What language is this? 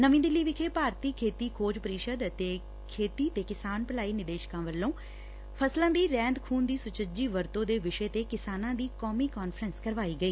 Punjabi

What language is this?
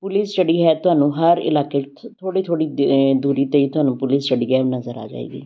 Punjabi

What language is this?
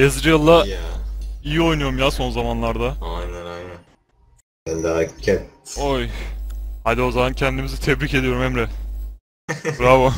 Turkish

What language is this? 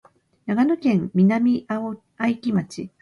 Japanese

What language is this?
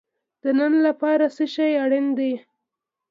Pashto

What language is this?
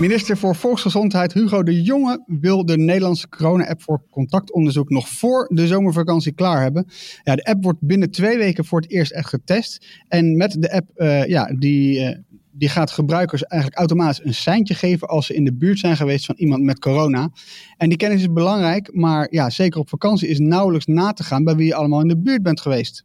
Dutch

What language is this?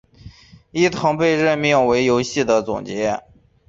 Chinese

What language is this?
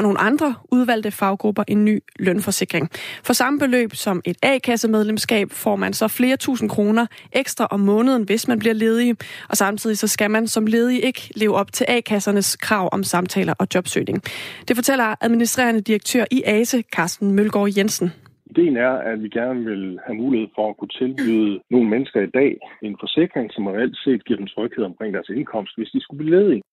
Danish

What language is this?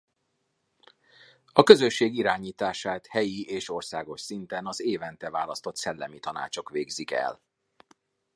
Hungarian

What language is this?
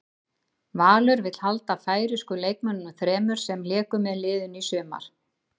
Icelandic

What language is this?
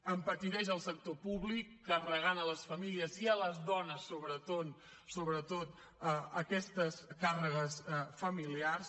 Catalan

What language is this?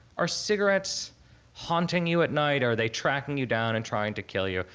English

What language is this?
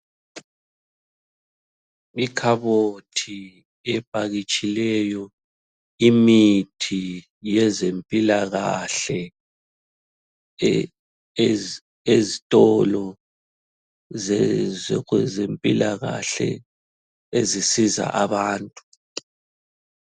North Ndebele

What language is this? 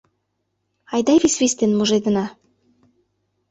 Mari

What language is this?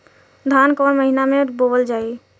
Bhojpuri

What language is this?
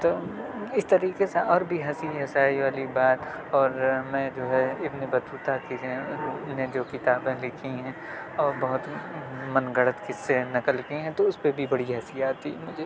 Urdu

